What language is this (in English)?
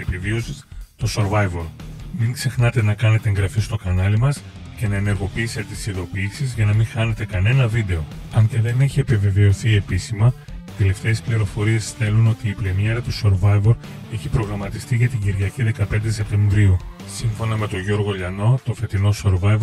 Greek